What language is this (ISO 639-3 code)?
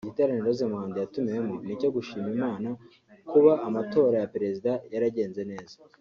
kin